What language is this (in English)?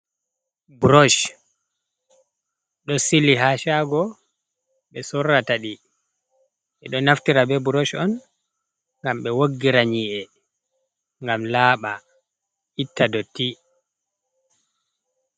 Fula